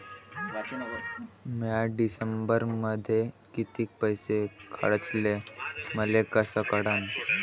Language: Marathi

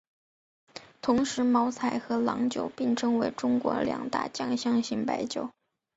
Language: Chinese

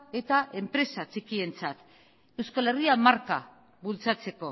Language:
Basque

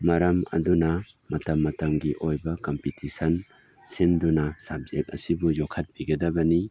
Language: Manipuri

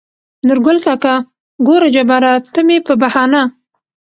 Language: Pashto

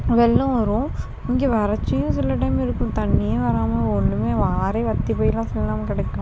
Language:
Tamil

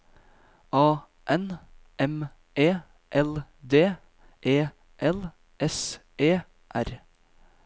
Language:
Norwegian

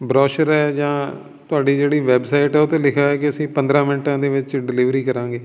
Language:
Punjabi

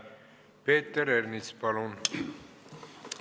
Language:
Estonian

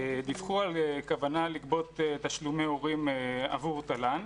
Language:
Hebrew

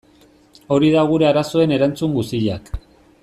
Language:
Basque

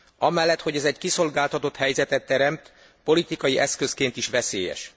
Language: Hungarian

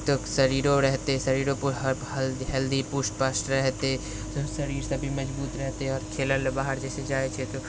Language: Maithili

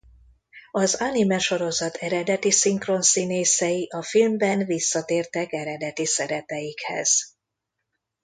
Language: Hungarian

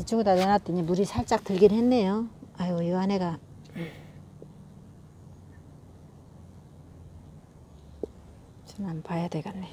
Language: Korean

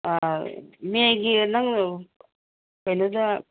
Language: Manipuri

